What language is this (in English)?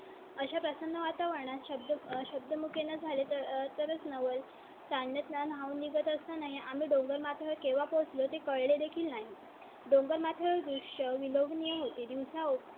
Marathi